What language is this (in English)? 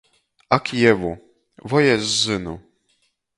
Latgalian